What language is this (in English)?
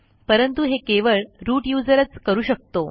Marathi